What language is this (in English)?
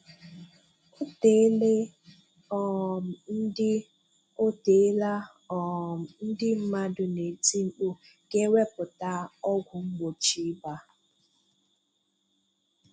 Igbo